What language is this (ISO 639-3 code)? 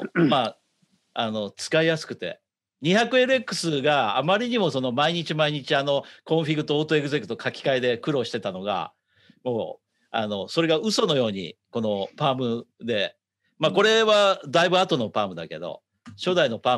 jpn